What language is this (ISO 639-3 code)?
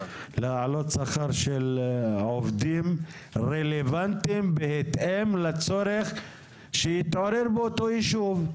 heb